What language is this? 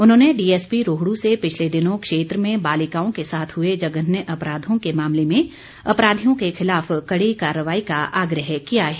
Hindi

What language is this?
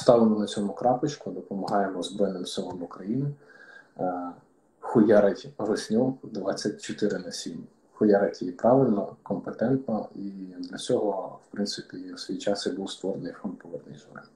Ukrainian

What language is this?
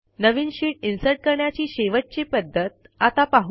Marathi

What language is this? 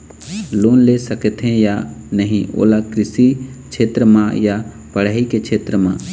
Chhattisgarhi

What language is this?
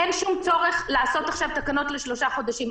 Hebrew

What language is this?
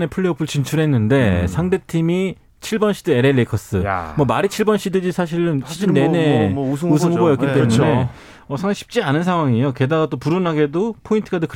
Korean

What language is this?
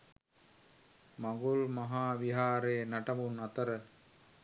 Sinhala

